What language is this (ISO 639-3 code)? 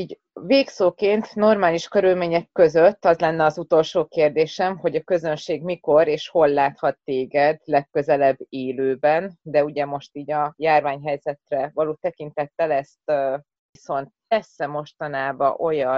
hun